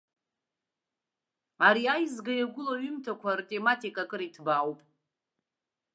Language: Abkhazian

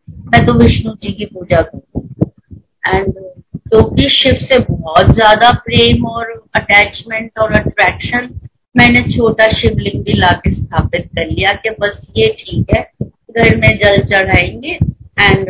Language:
Hindi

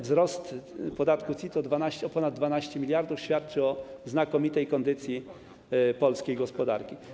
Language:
Polish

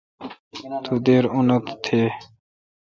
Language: Kalkoti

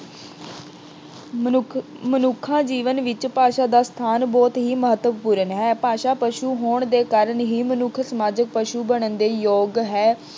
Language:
Punjabi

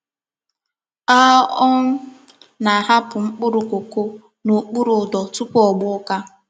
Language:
Igbo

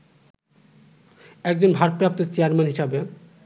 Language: Bangla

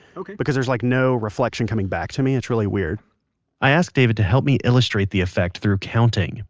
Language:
English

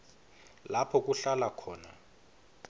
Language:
Swati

